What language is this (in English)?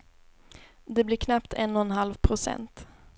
Swedish